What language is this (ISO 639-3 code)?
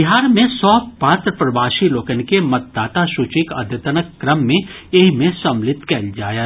mai